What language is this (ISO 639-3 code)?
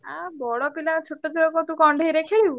ori